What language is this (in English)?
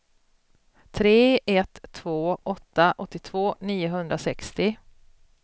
Swedish